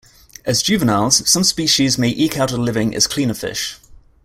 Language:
English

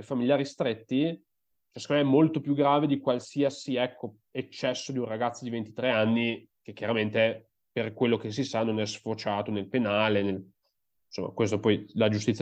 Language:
Italian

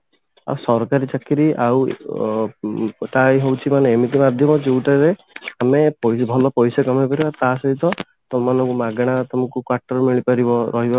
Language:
Odia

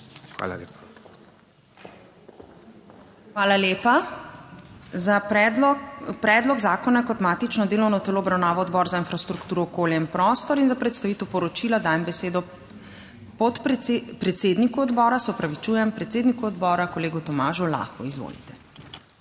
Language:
Slovenian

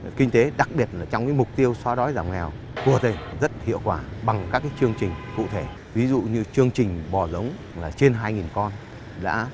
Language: Vietnamese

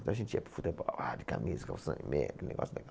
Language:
Portuguese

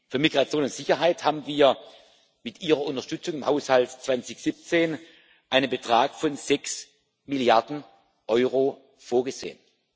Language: German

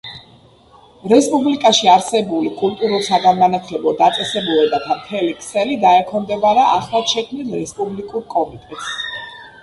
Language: Georgian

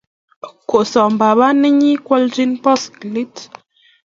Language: Kalenjin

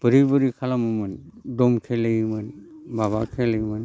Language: Bodo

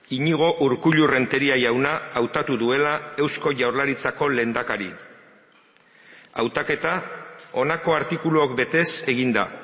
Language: Basque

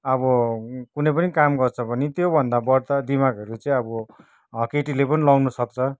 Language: Nepali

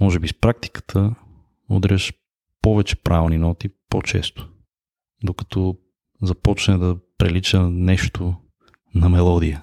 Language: Bulgarian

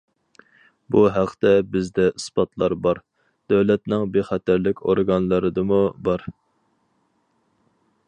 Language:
Uyghur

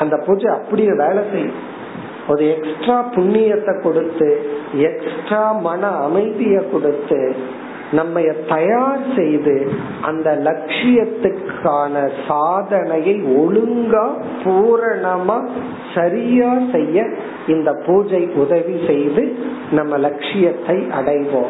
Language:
Tamil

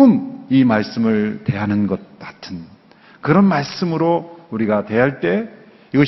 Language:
Korean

